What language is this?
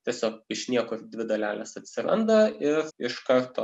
Lithuanian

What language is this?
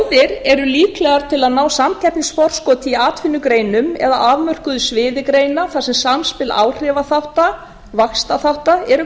Icelandic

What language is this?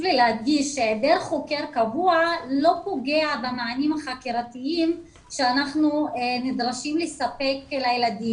Hebrew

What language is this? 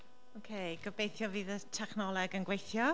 Welsh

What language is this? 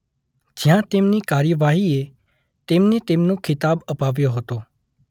Gujarati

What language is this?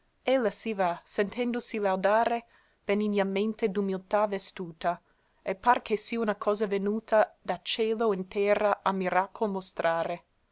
Italian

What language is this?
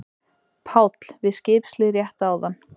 Icelandic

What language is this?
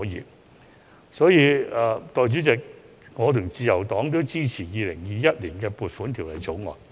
Cantonese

